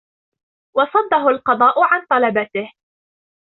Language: Arabic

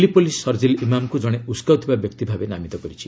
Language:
Odia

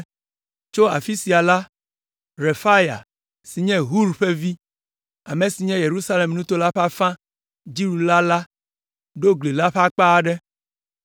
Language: Ewe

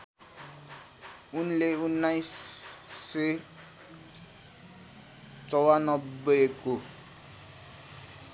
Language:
Nepali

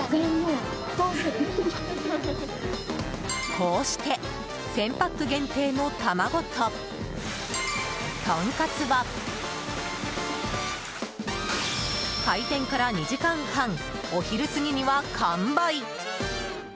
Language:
Japanese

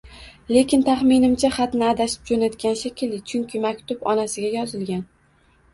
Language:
Uzbek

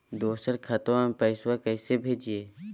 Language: Magahi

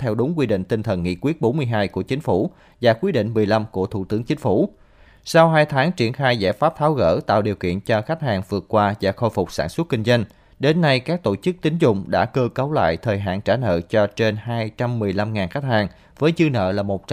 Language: Vietnamese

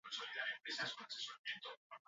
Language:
Basque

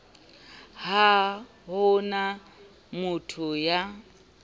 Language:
Southern Sotho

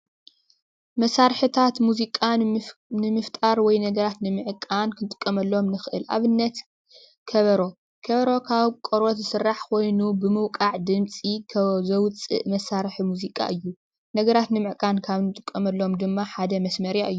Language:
Tigrinya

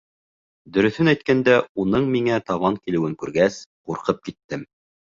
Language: Bashkir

